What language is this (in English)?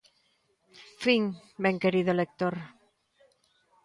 Galician